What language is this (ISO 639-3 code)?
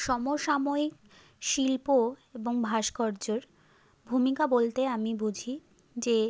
ben